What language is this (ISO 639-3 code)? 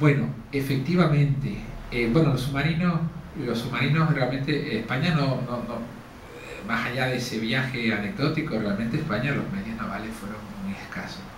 spa